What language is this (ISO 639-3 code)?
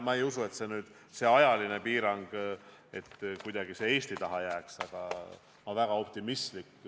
est